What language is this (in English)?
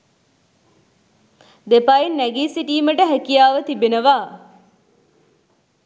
Sinhala